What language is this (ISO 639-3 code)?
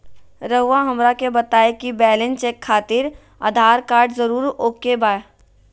mag